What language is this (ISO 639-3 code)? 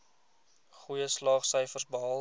afr